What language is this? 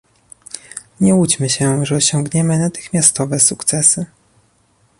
Polish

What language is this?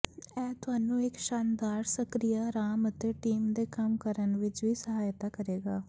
Punjabi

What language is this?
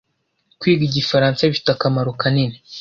Kinyarwanda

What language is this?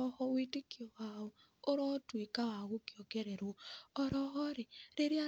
Kikuyu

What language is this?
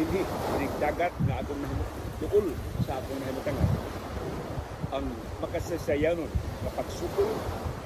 Filipino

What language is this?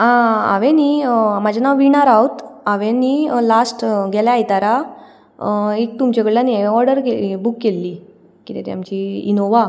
Konkani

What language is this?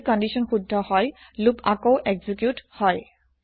Assamese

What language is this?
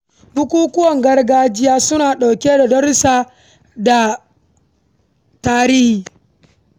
Hausa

